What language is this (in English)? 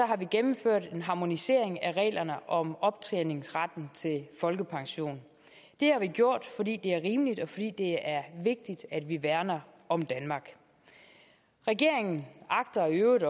Danish